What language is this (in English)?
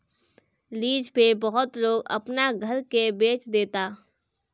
Bhojpuri